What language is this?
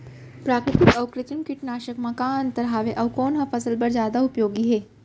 Chhattisgarhi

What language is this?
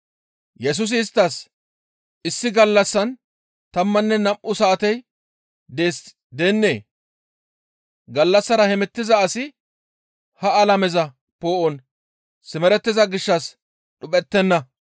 Gamo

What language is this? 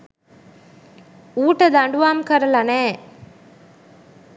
Sinhala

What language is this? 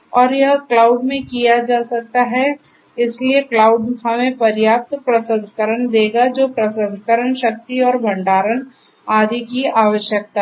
Hindi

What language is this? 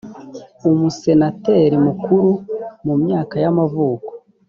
Kinyarwanda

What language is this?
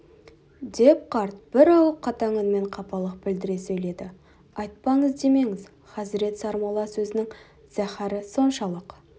Kazakh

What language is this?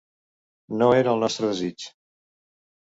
Catalan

